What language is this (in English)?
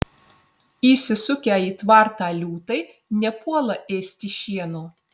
Lithuanian